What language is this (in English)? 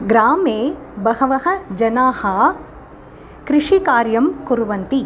Sanskrit